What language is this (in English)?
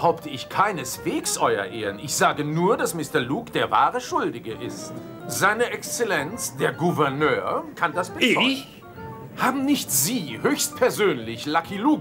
German